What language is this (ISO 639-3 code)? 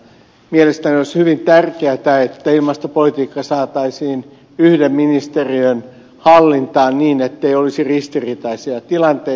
fin